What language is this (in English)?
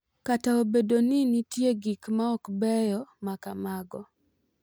Luo (Kenya and Tanzania)